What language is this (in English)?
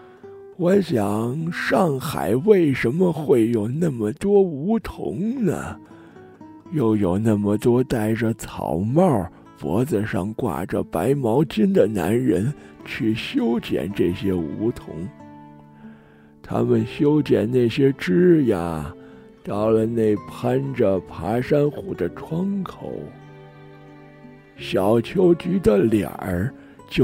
Chinese